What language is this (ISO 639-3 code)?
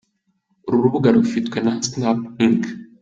kin